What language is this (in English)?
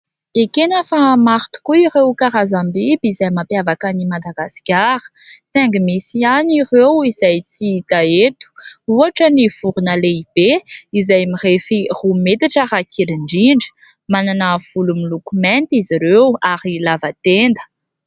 Malagasy